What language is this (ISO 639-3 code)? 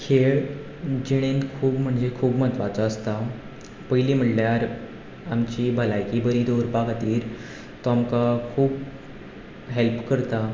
kok